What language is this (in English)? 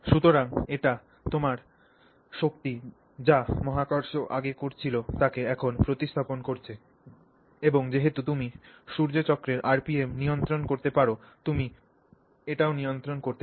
Bangla